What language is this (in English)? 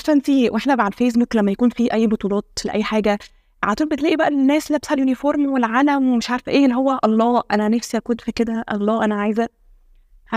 Arabic